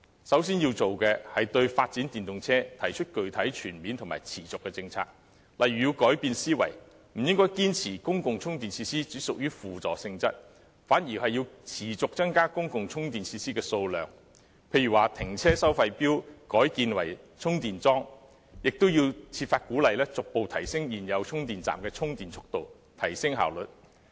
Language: Cantonese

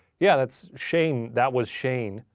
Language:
English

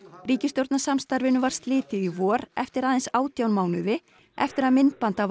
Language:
Icelandic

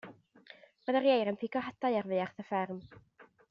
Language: Welsh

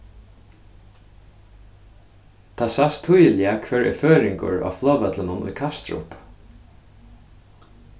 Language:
Faroese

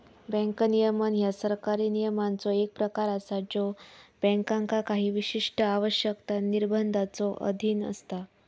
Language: Marathi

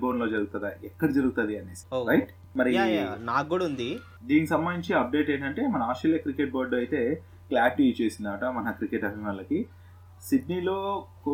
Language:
Telugu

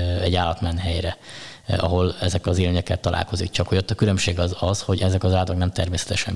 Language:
Hungarian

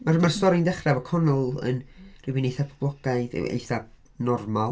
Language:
Welsh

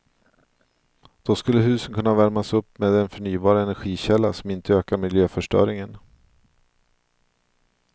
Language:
Swedish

